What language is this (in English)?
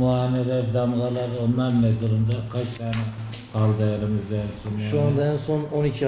Turkish